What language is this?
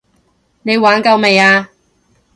Cantonese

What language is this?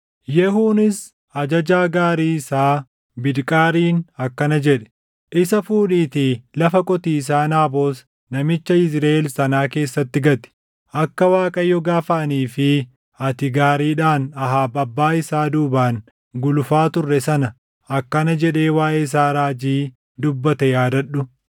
Oromo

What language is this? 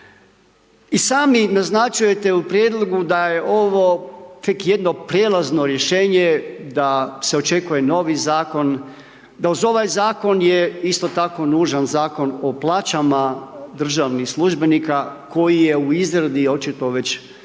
Croatian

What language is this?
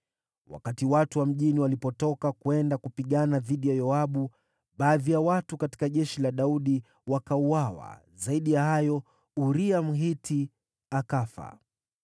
Swahili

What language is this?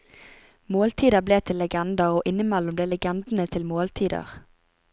Norwegian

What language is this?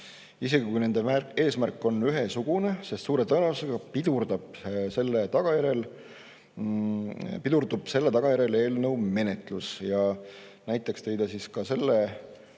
Estonian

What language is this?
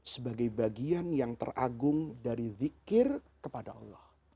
Indonesian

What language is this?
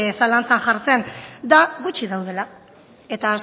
Basque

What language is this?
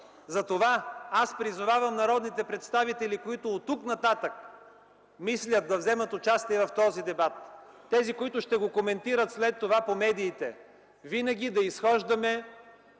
Bulgarian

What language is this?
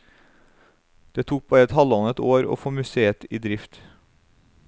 Norwegian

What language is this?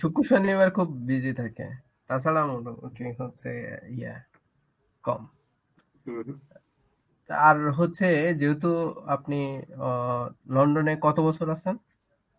Bangla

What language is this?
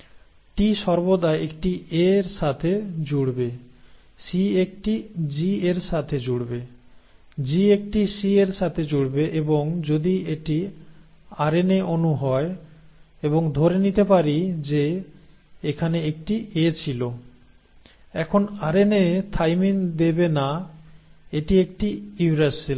Bangla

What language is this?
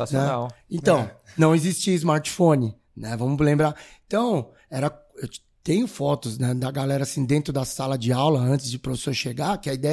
Portuguese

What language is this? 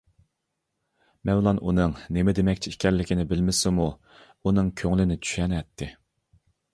Uyghur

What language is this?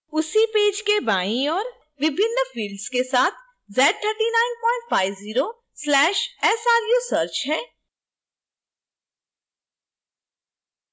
Hindi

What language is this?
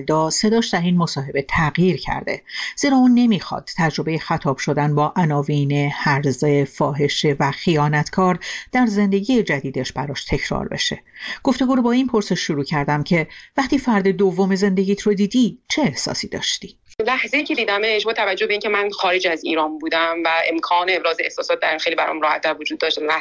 Persian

